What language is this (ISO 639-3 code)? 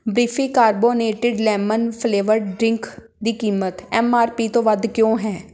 pan